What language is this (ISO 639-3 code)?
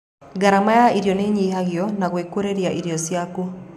kik